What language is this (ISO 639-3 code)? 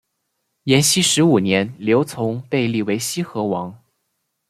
zho